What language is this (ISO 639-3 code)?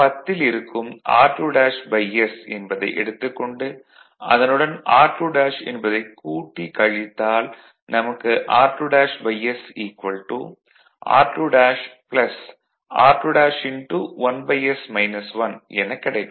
tam